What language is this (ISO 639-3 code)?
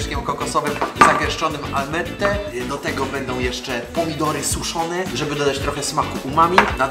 pol